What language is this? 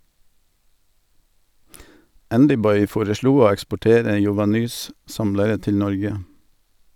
Norwegian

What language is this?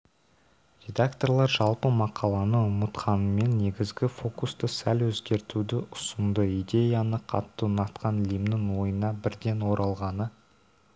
Kazakh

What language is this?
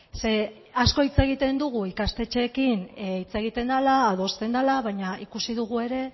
Basque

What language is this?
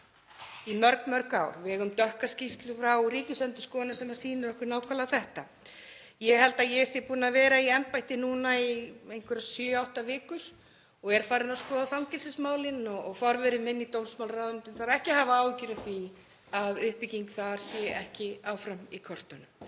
Icelandic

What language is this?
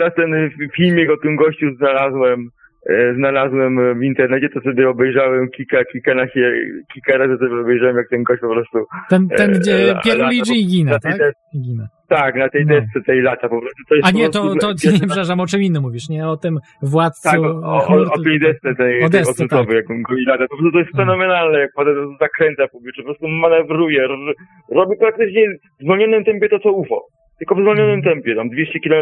Polish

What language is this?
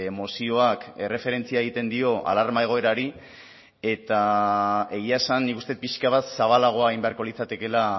Basque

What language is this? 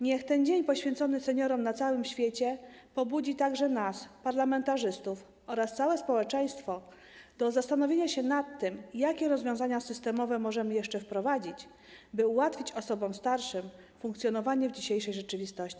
Polish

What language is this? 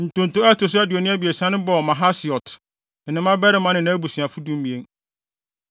Akan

